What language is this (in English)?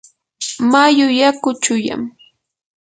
Yanahuanca Pasco Quechua